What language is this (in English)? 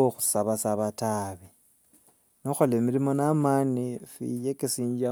Wanga